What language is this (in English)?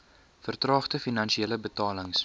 Afrikaans